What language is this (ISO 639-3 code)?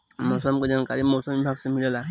bho